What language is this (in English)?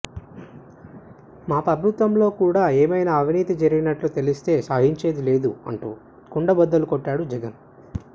Telugu